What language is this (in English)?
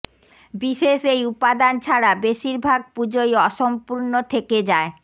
Bangla